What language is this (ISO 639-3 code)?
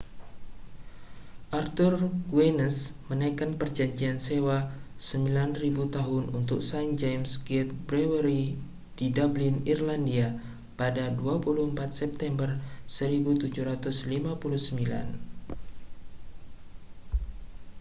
ind